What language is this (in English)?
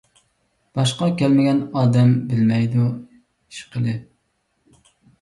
Uyghur